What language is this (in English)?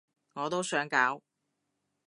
Cantonese